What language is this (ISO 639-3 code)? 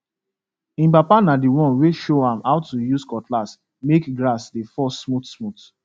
pcm